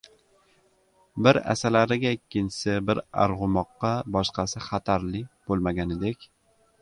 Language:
Uzbek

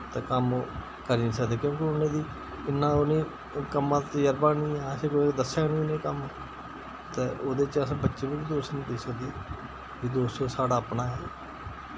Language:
Dogri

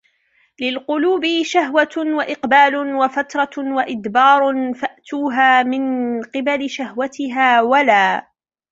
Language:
Arabic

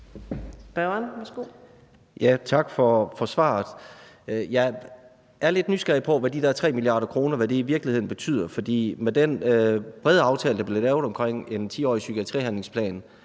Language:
Danish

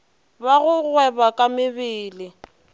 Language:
Northern Sotho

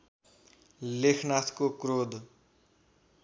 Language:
Nepali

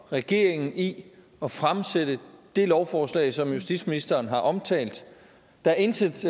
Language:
Danish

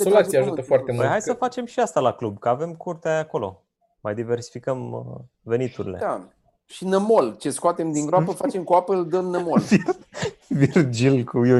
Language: Romanian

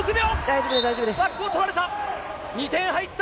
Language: Japanese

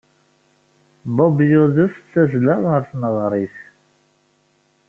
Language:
Kabyle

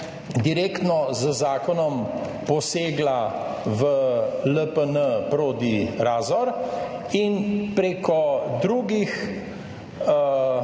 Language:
Slovenian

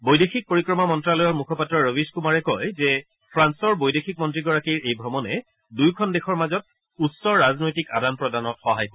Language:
Assamese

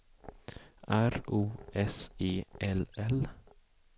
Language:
Swedish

